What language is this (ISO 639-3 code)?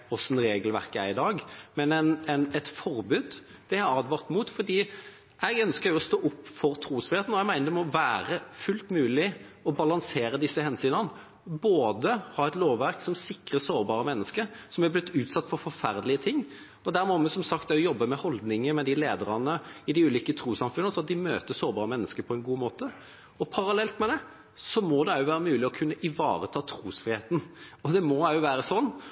nob